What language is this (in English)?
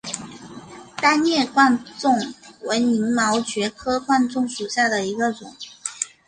Chinese